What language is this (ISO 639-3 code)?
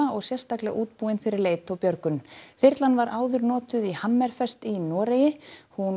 isl